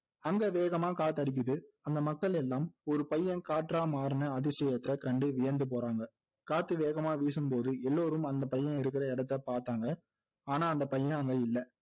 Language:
Tamil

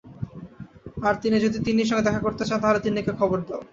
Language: Bangla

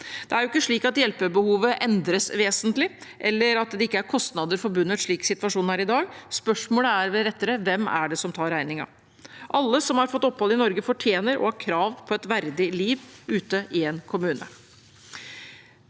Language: Norwegian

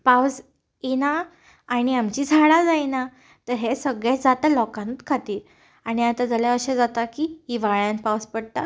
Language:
Konkani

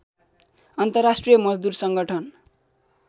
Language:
Nepali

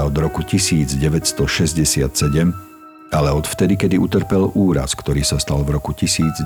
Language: Slovak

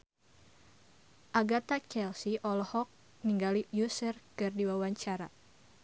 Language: Sundanese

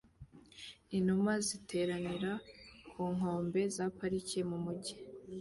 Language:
Kinyarwanda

